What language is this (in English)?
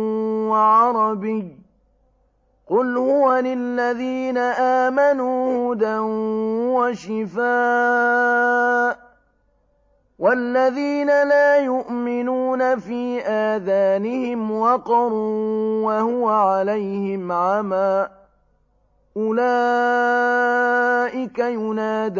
Arabic